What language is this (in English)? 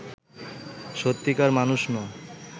Bangla